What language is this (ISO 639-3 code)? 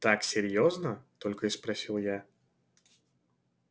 rus